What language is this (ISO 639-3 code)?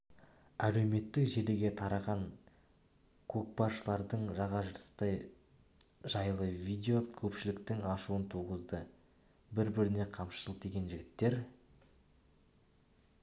kaz